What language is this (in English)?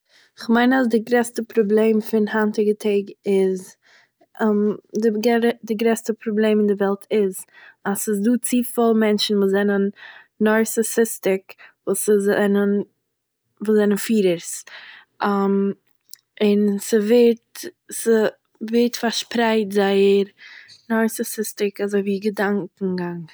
Yiddish